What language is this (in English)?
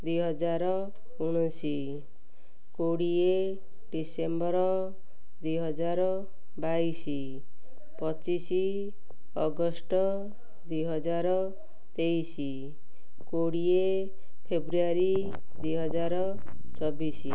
Odia